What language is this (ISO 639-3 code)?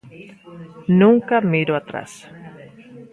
glg